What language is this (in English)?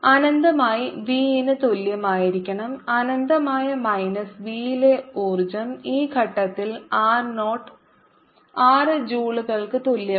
Malayalam